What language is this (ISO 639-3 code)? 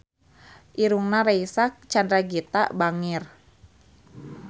sun